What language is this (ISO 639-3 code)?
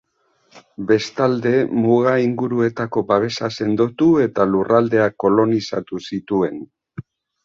eus